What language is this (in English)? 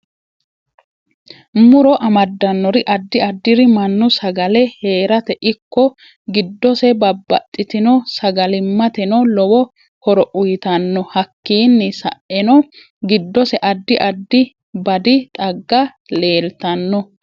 Sidamo